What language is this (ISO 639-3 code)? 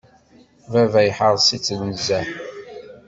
kab